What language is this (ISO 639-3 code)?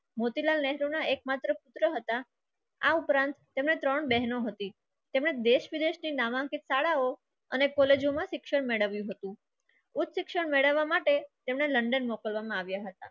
guj